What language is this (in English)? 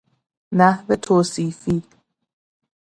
Persian